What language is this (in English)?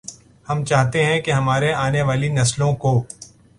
Urdu